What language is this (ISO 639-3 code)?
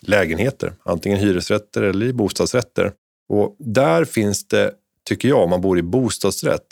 swe